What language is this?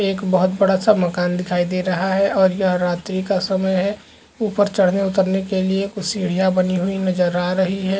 Chhattisgarhi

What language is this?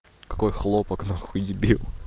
Russian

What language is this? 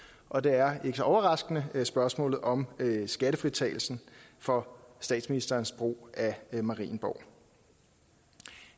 Danish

